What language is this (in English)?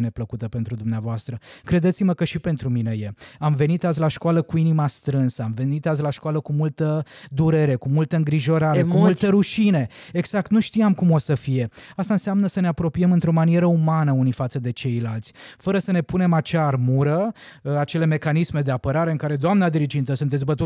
Romanian